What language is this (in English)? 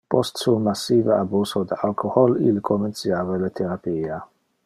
Interlingua